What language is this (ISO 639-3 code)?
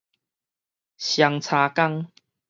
nan